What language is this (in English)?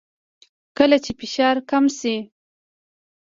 Pashto